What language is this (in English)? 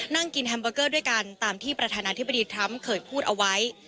Thai